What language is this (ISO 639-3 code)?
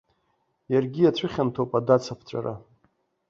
abk